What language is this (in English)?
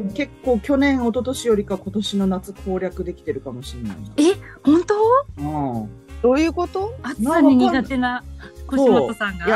Japanese